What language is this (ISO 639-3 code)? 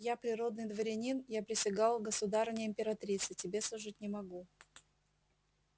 rus